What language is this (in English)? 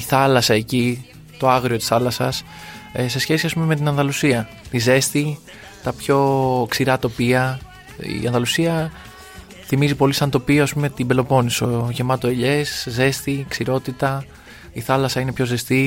Greek